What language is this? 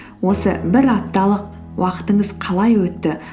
Kazakh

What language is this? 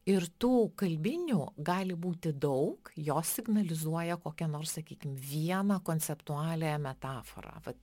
Lithuanian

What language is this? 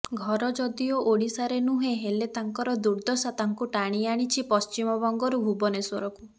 Odia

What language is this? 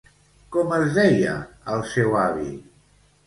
Catalan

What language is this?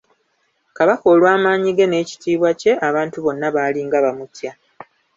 Ganda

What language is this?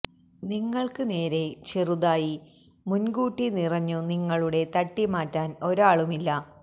Malayalam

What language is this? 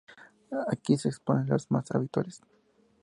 Spanish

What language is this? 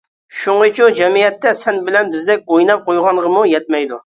Uyghur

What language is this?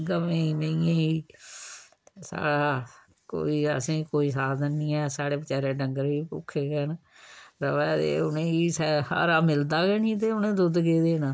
Dogri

